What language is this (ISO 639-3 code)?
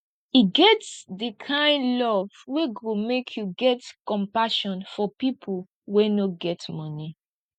pcm